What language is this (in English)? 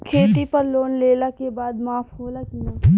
Bhojpuri